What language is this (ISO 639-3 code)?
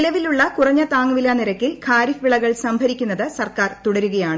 mal